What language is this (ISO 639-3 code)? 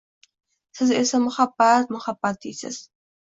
uzb